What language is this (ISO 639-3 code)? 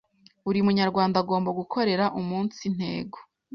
kin